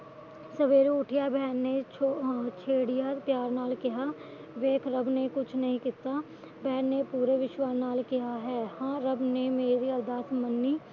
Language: Punjabi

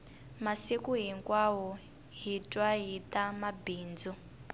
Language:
Tsonga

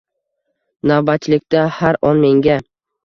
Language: Uzbek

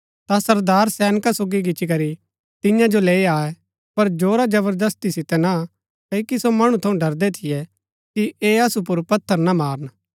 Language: Gaddi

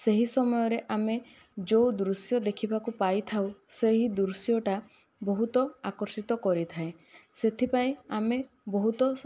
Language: Odia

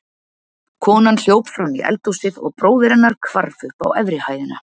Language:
Icelandic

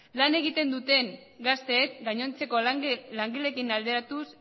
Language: Basque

